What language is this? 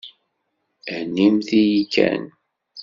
Kabyle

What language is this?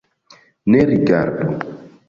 Esperanto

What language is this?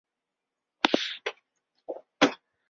Chinese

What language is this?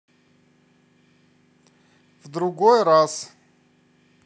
Russian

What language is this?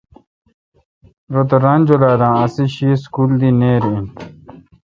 Kalkoti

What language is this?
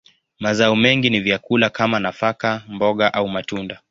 Swahili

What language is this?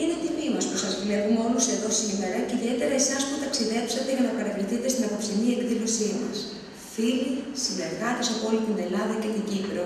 Greek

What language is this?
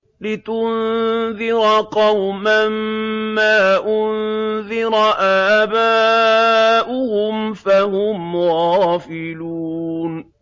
Arabic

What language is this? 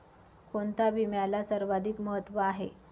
Marathi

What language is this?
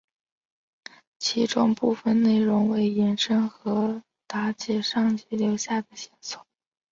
Chinese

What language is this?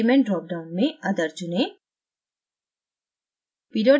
Hindi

